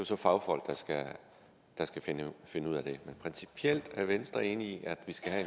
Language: Danish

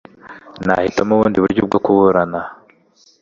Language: Kinyarwanda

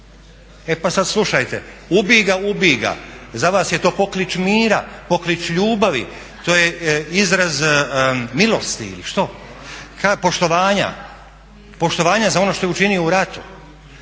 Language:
Croatian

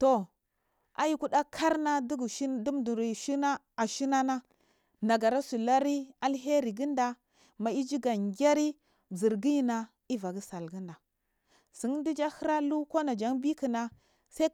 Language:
Marghi South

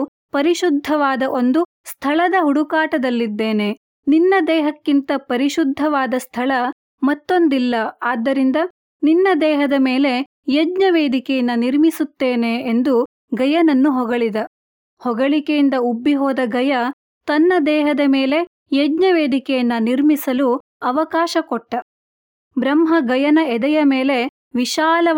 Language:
Kannada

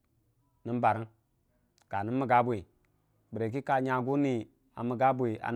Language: Dijim-Bwilim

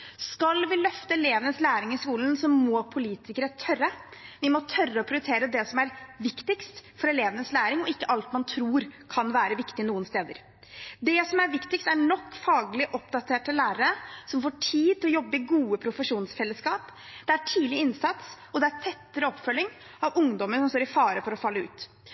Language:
Norwegian Bokmål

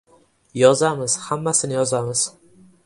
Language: Uzbek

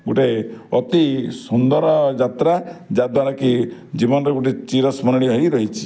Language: Odia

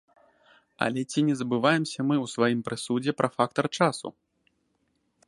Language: Belarusian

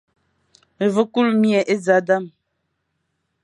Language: Fang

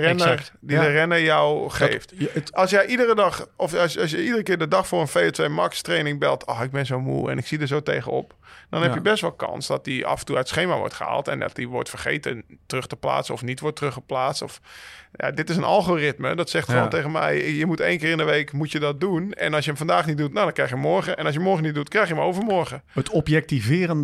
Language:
Dutch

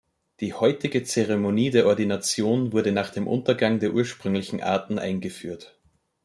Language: German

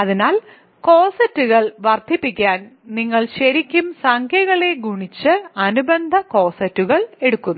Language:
Malayalam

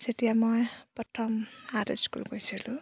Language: Assamese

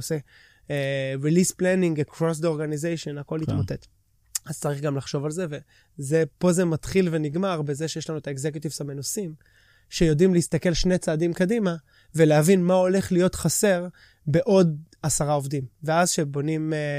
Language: Hebrew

